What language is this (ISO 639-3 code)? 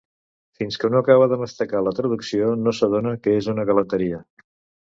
cat